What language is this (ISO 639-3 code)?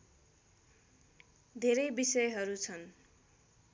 nep